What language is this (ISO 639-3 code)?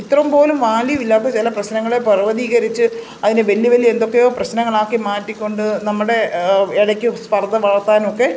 mal